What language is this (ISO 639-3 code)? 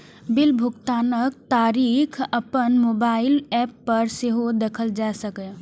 mai